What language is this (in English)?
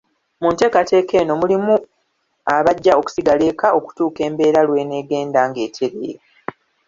Ganda